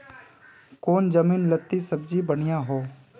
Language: Magahi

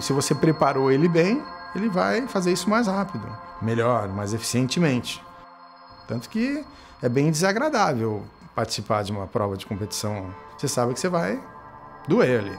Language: Portuguese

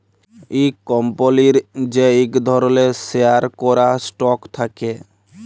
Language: Bangla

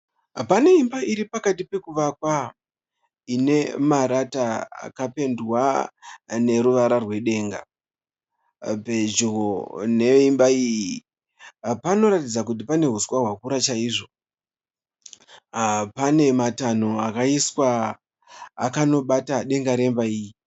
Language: Shona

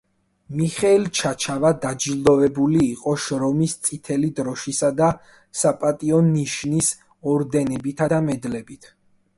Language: Georgian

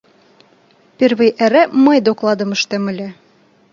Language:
Mari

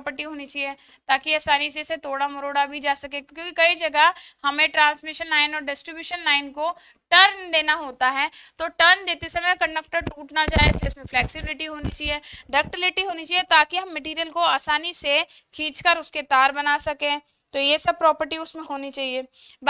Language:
Hindi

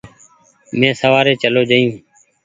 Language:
Goaria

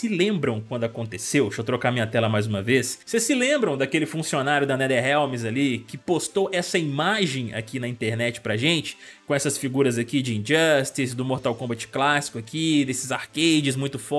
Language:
Portuguese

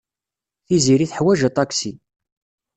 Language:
Kabyle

